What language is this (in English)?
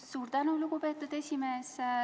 Estonian